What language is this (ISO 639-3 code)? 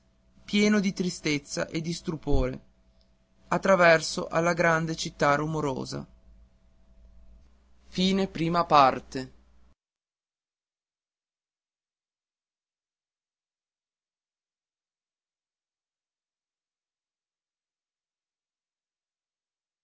ita